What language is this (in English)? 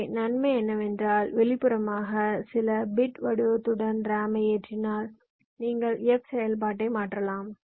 Tamil